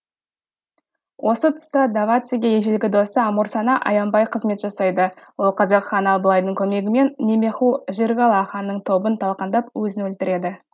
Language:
Kazakh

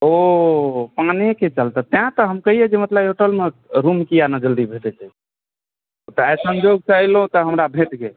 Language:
Maithili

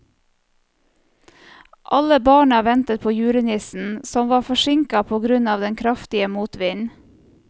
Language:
Norwegian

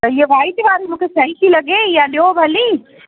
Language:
Sindhi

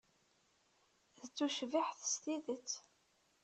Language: Kabyle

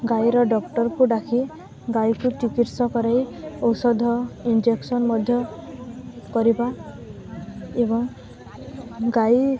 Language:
Odia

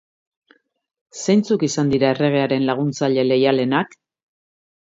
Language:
Basque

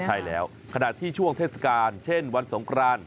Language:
Thai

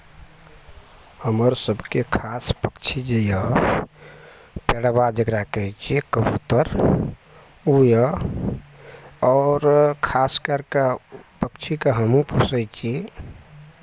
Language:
Maithili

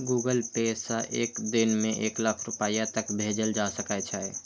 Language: Maithili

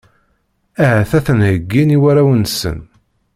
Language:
Kabyle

